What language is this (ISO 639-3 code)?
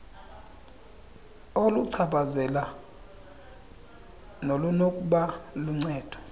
xho